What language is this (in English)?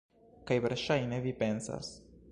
Esperanto